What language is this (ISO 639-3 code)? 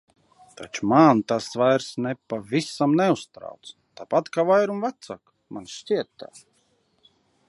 lav